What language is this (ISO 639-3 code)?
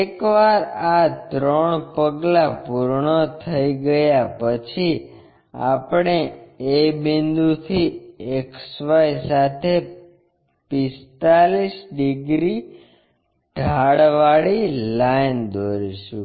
guj